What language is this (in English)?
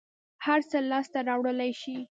Pashto